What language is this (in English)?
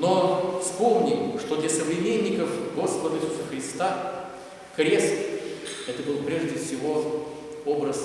Russian